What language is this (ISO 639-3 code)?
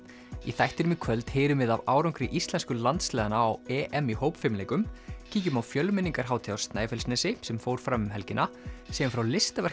isl